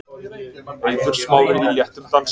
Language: Icelandic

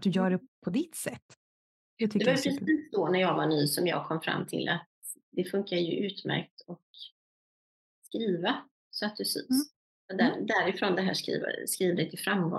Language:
Swedish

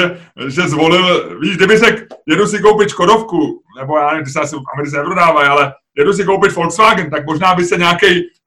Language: Czech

